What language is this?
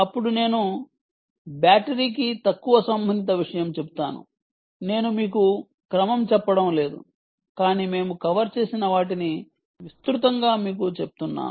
Telugu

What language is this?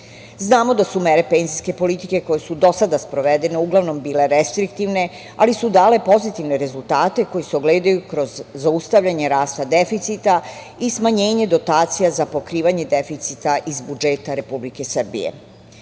Serbian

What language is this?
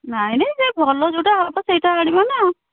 Odia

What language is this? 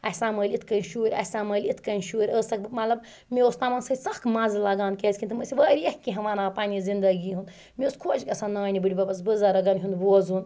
Kashmiri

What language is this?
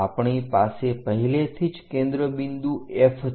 Gujarati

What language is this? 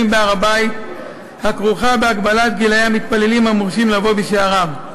Hebrew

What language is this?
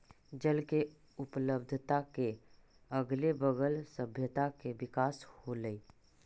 Magahi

